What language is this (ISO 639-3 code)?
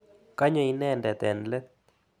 kln